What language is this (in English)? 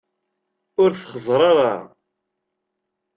Kabyle